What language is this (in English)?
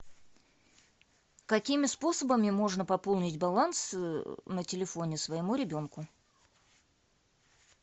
Russian